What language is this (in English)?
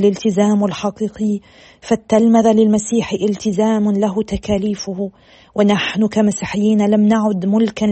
Arabic